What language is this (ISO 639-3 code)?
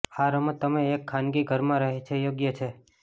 guj